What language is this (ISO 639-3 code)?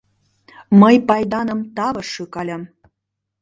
chm